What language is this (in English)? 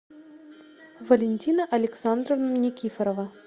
Russian